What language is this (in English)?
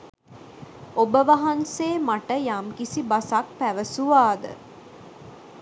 Sinhala